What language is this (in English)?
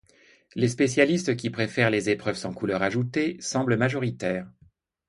French